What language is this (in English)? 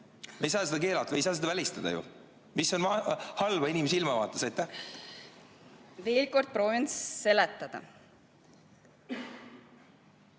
Estonian